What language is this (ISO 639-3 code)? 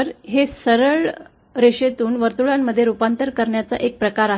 mar